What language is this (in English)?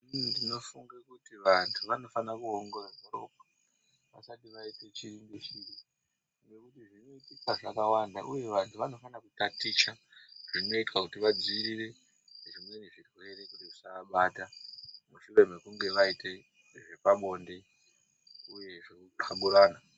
Ndau